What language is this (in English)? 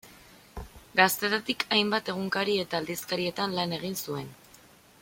Basque